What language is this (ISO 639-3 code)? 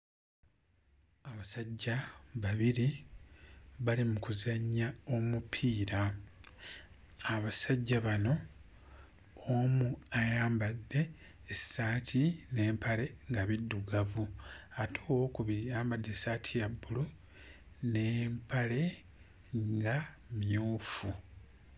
lug